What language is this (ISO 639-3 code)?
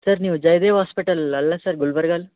kan